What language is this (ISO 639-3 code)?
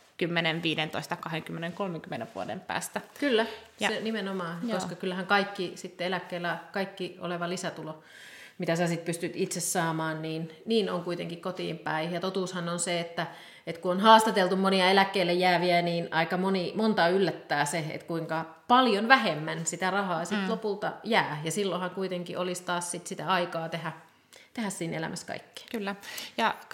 fin